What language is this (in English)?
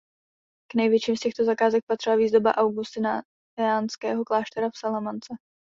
Czech